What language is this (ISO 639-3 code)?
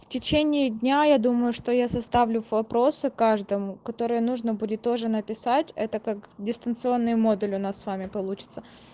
rus